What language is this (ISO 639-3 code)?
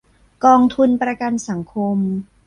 tha